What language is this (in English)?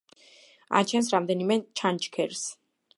Georgian